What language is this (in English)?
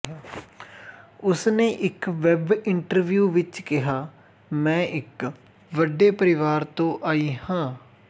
Punjabi